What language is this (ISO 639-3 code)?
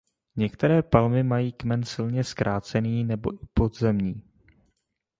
ces